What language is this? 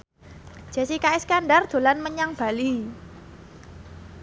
Javanese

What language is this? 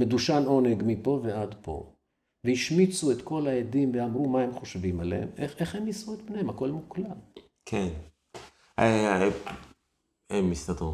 Hebrew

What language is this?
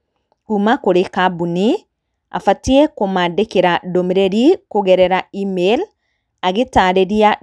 Kikuyu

